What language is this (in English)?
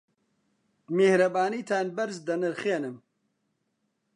Central Kurdish